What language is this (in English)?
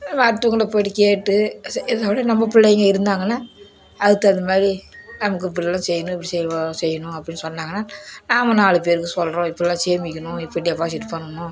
Tamil